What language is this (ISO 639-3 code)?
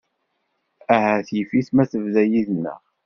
kab